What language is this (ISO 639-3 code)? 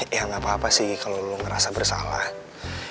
ind